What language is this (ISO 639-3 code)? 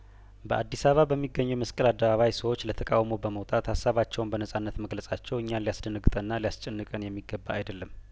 amh